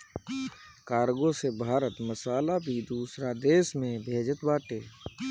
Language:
Bhojpuri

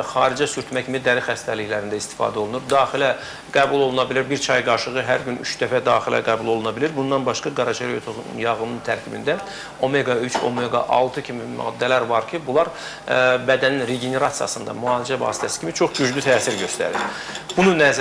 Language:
Turkish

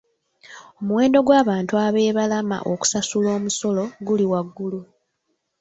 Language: Ganda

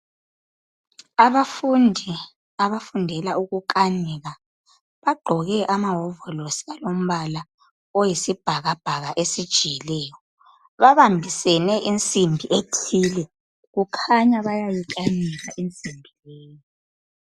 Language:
North Ndebele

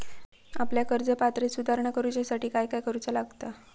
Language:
Marathi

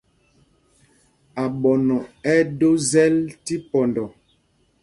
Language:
Mpumpong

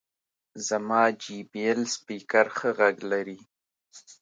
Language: Pashto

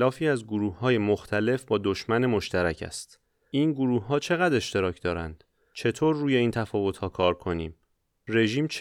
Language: Persian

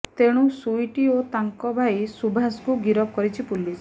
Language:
Odia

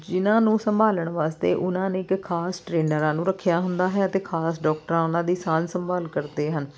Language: Punjabi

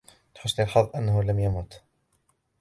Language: Arabic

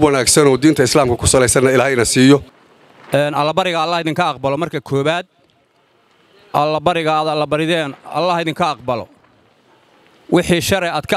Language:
Arabic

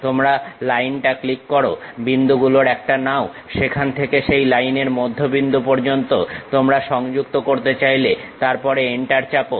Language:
Bangla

